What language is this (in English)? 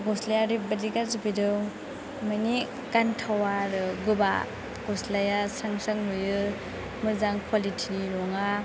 Bodo